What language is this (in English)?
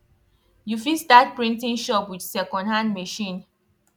Nigerian Pidgin